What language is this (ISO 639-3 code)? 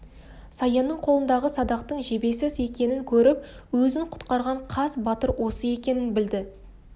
kaz